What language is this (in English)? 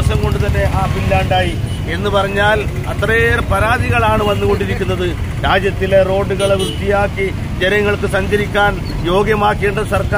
Malayalam